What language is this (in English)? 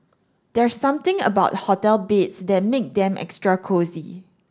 English